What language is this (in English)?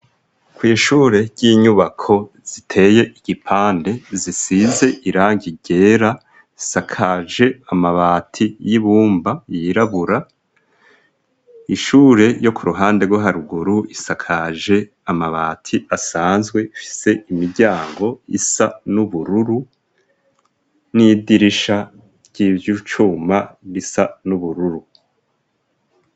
Rundi